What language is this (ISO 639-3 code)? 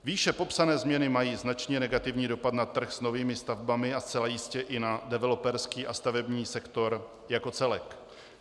ces